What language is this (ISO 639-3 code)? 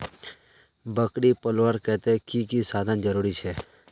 mag